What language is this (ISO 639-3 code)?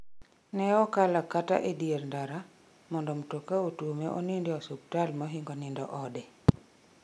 luo